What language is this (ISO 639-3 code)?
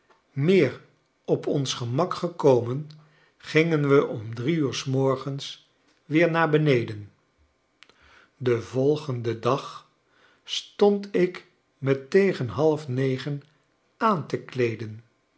nld